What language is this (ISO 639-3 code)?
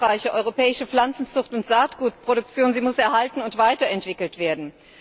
deu